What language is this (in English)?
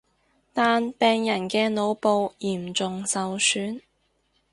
Cantonese